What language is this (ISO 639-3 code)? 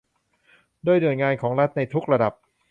tha